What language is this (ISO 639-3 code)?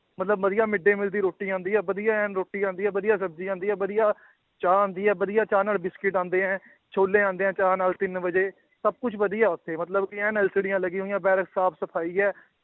pan